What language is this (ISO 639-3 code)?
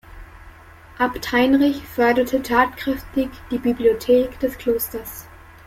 deu